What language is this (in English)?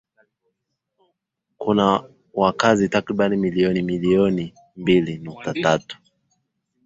Swahili